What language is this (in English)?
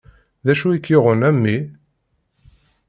Kabyle